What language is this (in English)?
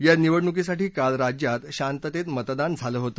Marathi